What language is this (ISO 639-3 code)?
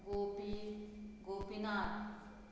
kok